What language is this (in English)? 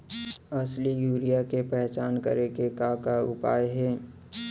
Chhattisgarhi